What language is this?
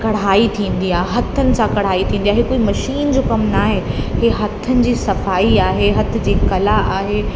Sindhi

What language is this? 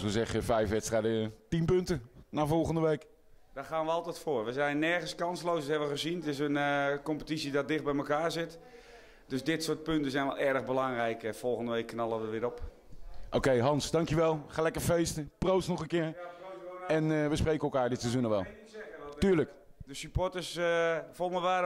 Dutch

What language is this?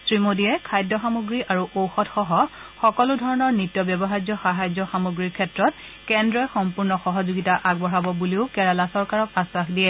Assamese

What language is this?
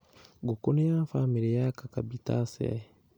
Kikuyu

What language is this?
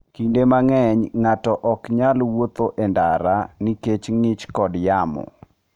Luo (Kenya and Tanzania)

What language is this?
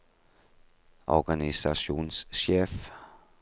Norwegian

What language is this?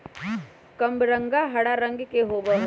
Magahi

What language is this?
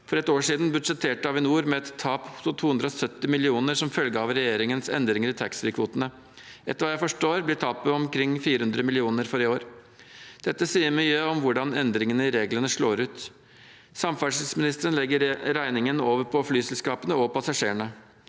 Norwegian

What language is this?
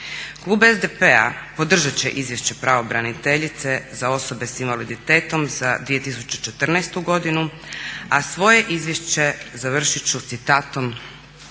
Croatian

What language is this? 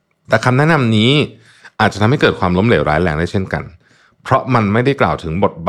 Thai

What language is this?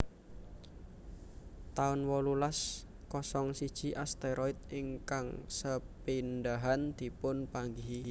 Javanese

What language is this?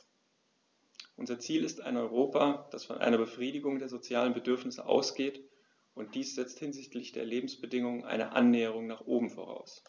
German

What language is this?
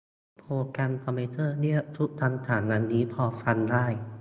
Thai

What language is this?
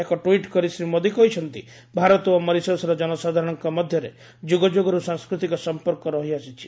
Odia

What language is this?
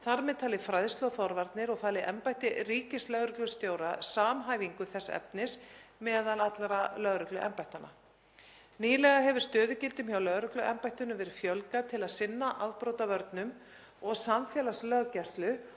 Icelandic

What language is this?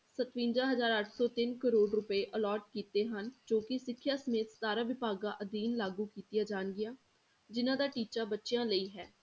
Punjabi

